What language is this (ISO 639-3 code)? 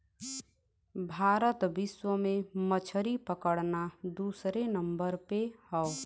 bho